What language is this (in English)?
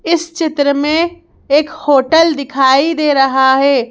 Hindi